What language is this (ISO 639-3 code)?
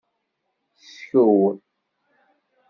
kab